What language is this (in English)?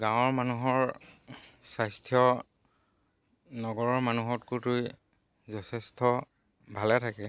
Assamese